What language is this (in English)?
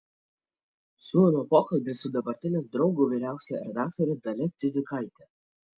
Lithuanian